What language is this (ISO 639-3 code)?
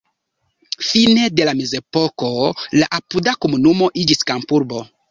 epo